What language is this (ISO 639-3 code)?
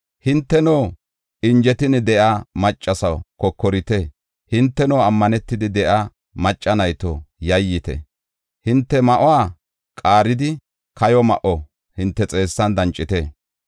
gof